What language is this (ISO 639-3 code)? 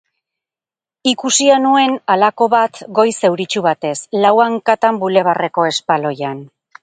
eus